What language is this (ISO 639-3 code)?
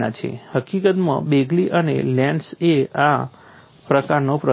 guj